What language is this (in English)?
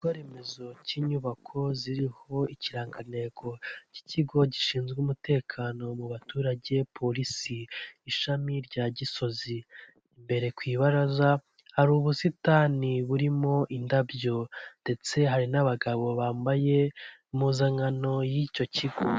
Kinyarwanda